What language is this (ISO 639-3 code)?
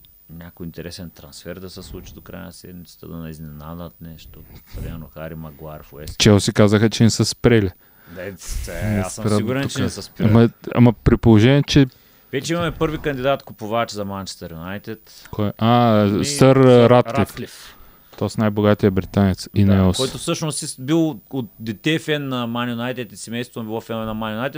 bul